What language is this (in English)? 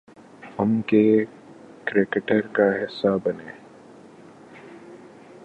Urdu